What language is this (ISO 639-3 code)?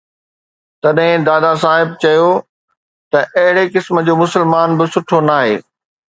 snd